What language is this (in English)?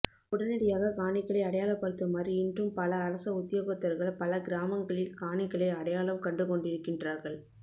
Tamil